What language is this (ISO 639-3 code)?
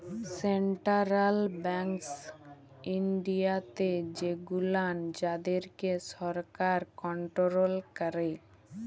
ben